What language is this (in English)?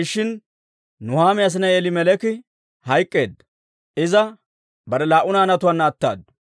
Dawro